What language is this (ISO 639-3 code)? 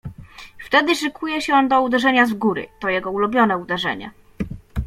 pol